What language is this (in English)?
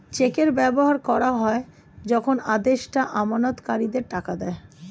Bangla